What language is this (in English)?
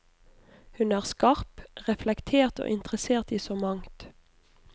Norwegian